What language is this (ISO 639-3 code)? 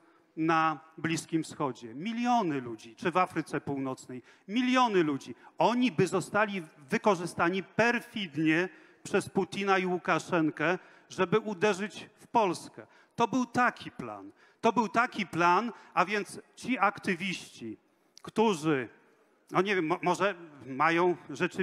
pol